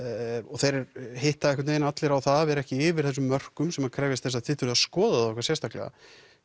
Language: Icelandic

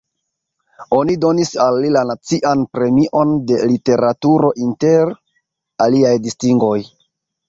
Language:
Esperanto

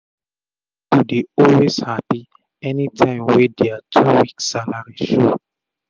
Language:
Nigerian Pidgin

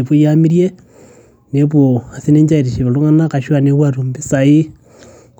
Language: Masai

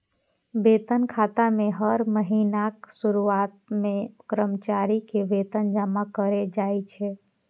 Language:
Maithili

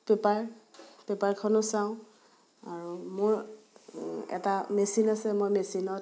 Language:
Assamese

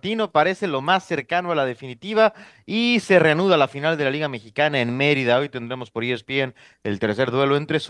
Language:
Spanish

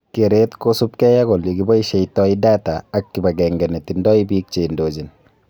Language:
Kalenjin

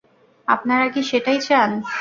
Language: Bangla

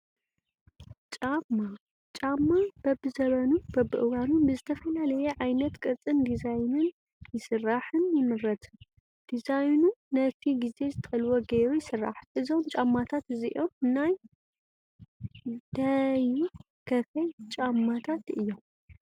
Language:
Tigrinya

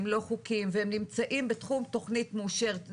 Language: Hebrew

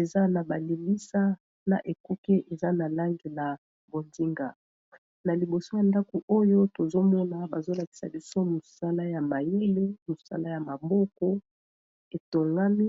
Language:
Lingala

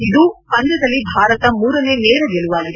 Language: Kannada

